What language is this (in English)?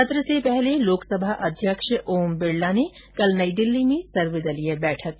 Hindi